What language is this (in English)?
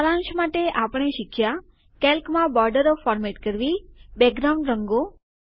Gujarati